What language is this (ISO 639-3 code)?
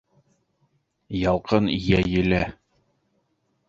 bak